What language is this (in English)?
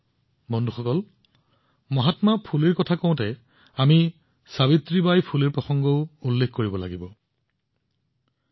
Assamese